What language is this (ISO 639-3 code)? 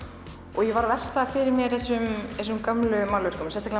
isl